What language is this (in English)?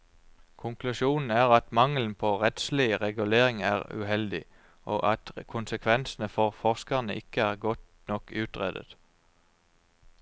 Norwegian